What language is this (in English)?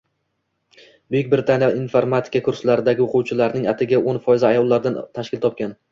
Uzbek